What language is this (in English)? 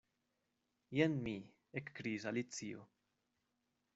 Esperanto